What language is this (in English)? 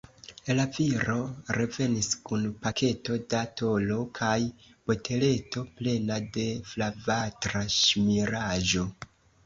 Esperanto